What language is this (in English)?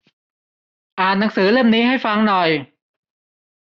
Thai